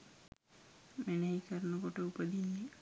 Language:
Sinhala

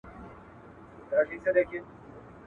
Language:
Pashto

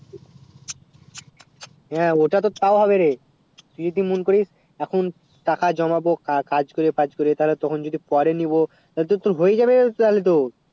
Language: Bangla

